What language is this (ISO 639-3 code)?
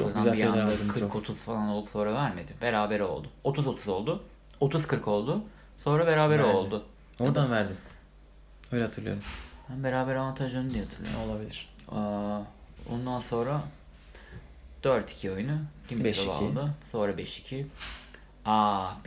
tur